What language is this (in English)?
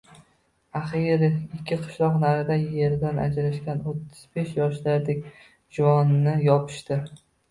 Uzbek